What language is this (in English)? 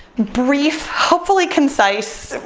English